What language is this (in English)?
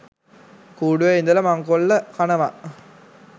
Sinhala